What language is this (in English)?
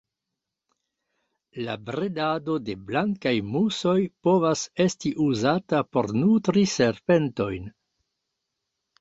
Esperanto